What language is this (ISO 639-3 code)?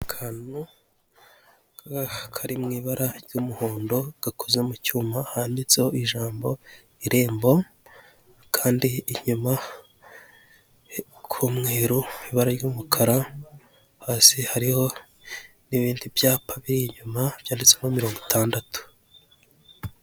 kin